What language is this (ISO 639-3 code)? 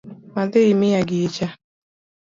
luo